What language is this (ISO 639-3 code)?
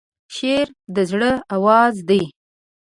pus